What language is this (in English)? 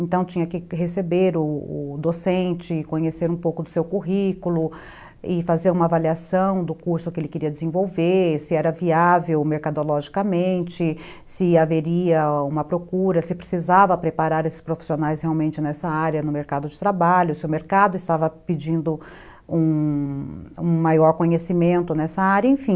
Portuguese